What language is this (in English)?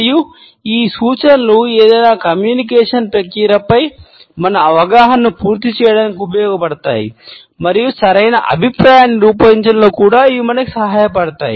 Telugu